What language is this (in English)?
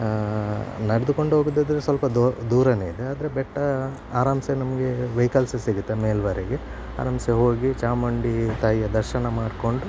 Kannada